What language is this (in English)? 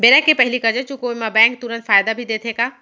Chhattisgarhi